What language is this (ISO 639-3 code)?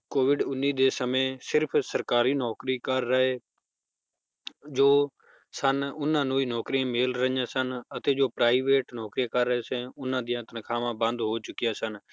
pan